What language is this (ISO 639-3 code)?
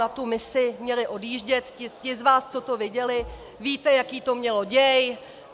ces